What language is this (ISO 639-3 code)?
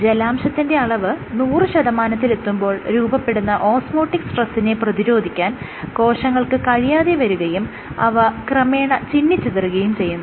mal